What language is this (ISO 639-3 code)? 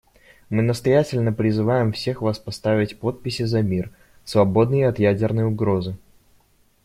rus